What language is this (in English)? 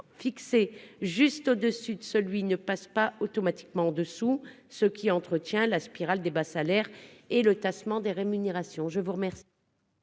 French